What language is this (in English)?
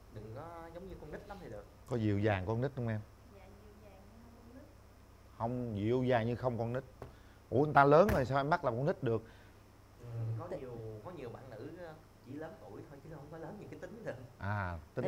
Vietnamese